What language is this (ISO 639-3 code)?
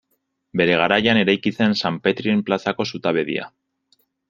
eus